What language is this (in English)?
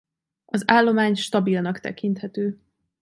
Hungarian